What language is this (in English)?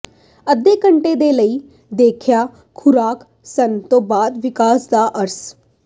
Punjabi